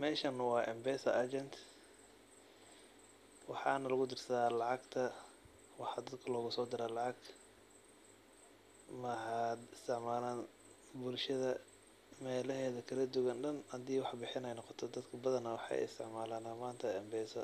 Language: Somali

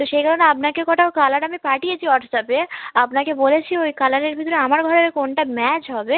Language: Bangla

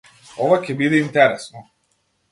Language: Macedonian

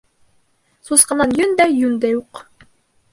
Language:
Bashkir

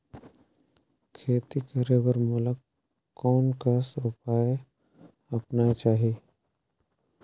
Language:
Chhattisgarhi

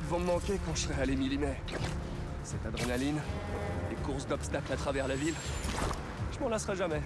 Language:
French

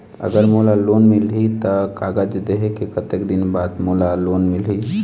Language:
Chhattisgarhi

